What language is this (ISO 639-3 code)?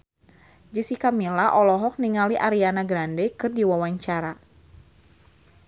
sun